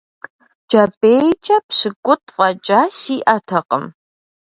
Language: Kabardian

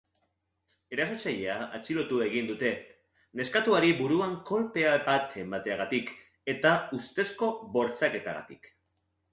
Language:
Basque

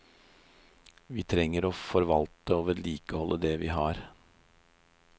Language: Norwegian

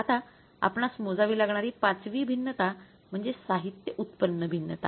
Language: Marathi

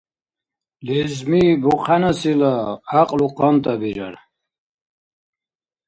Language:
Dargwa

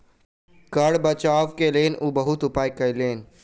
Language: Maithili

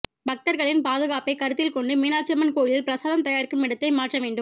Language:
Tamil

